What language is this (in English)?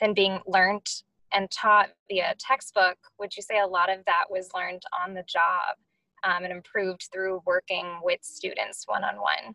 English